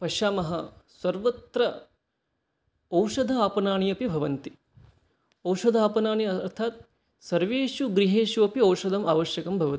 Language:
Sanskrit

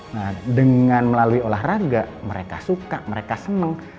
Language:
Indonesian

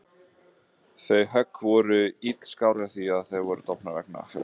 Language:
Icelandic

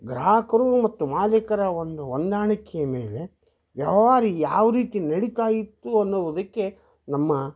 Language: Kannada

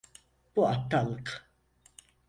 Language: Turkish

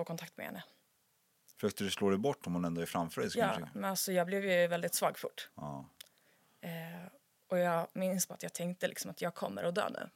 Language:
Swedish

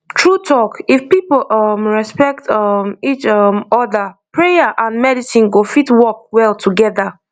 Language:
Nigerian Pidgin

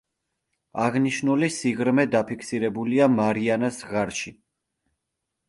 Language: Georgian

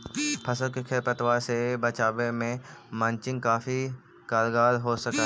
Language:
Magahi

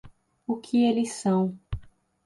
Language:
Portuguese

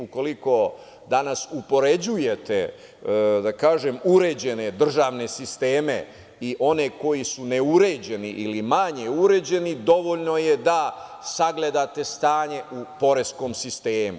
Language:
Serbian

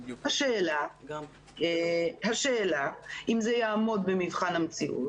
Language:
Hebrew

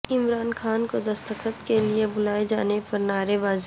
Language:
Urdu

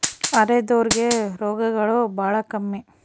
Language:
Kannada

